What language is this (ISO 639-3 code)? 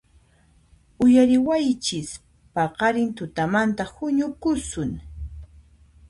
qxp